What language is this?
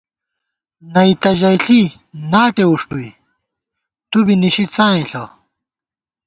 Gawar-Bati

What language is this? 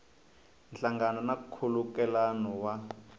Tsonga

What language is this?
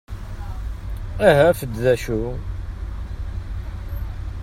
Kabyle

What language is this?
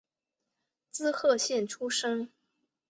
Chinese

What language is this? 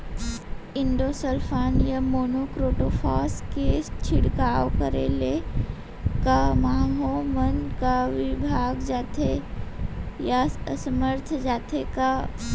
Chhattisgarhi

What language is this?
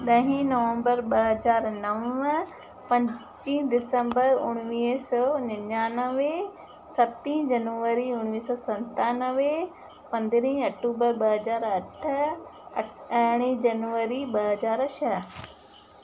Sindhi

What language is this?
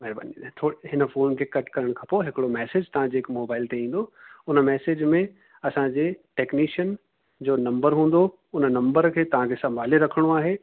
Sindhi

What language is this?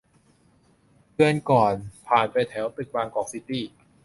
Thai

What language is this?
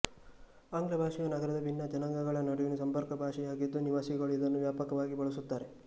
Kannada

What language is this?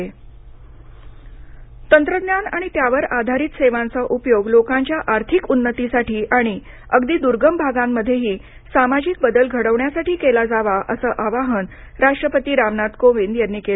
Marathi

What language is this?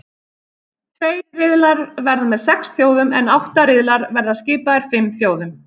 Icelandic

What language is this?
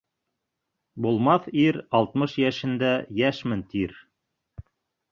Bashkir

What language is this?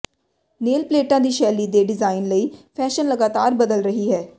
Punjabi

